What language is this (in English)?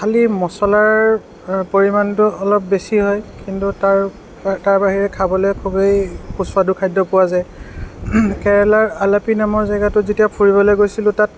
Assamese